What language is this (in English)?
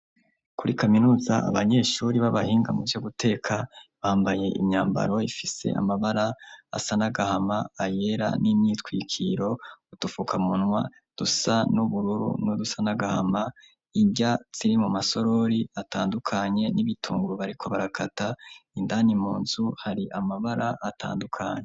Rundi